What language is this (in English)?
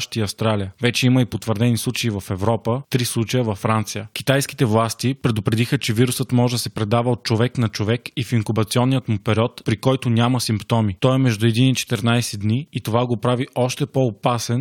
Bulgarian